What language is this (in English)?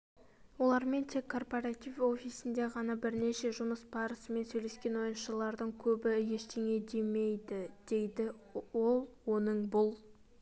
Kazakh